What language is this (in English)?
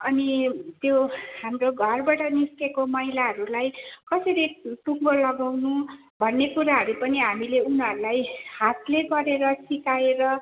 Nepali